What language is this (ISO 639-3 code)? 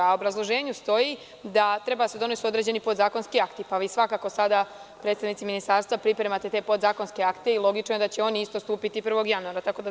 srp